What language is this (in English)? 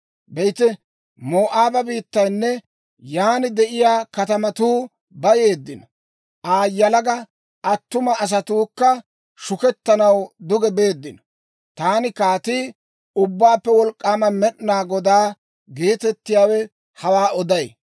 Dawro